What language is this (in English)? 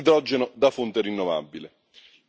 Italian